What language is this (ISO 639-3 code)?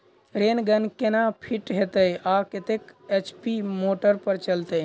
mai